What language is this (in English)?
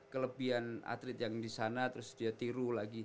Indonesian